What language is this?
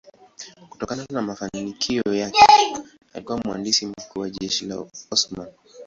Swahili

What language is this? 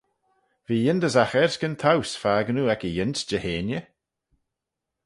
Manx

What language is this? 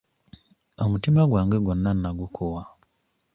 Ganda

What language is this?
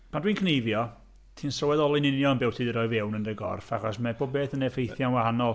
Welsh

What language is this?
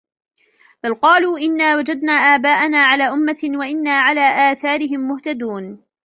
Arabic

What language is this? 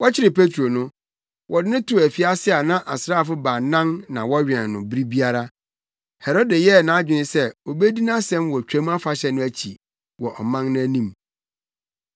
Akan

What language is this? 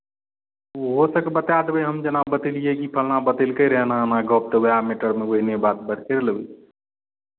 Maithili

